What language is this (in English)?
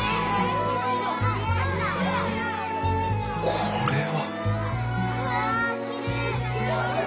Japanese